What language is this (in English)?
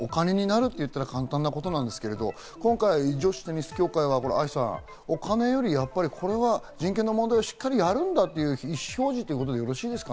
Japanese